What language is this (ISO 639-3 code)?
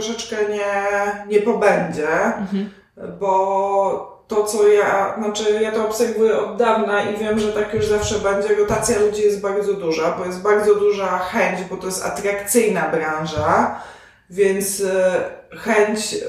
pol